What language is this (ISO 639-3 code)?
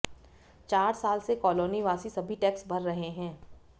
hin